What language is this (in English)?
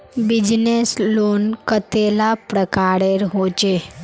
Magahi